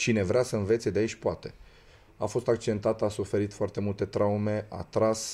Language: Romanian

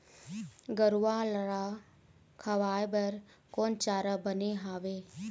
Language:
Chhattisgarhi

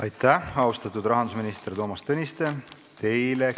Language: Estonian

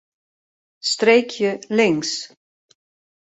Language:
Western Frisian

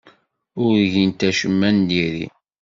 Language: Kabyle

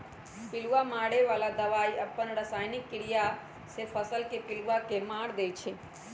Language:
Magahi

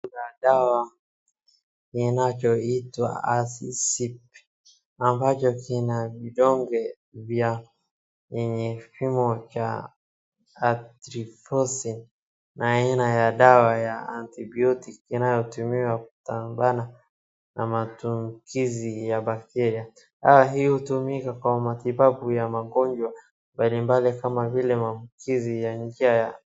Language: Swahili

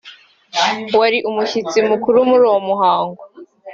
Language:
Kinyarwanda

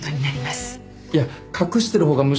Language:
Japanese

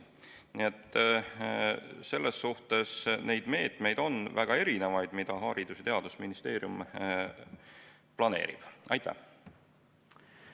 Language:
Estonian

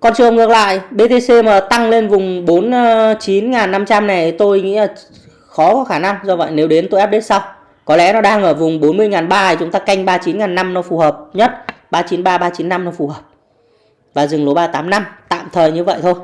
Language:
Vietnamese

